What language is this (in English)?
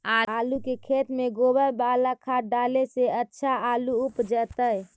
Magahi